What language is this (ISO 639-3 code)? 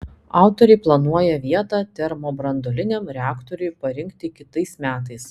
lit